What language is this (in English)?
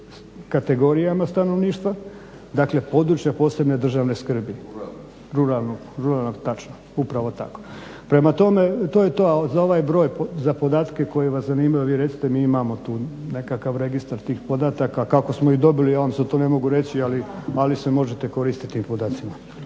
Croatian